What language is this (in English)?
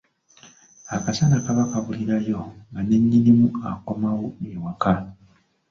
Ganda